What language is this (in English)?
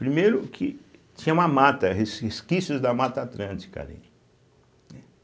Portuguese